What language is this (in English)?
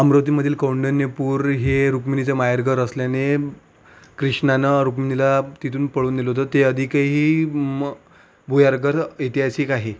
Marathi